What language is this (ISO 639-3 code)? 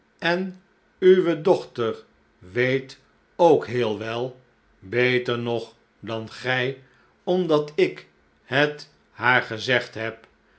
nld